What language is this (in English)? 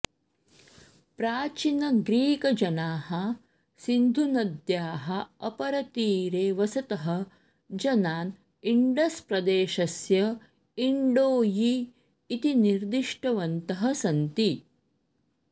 Sanskrit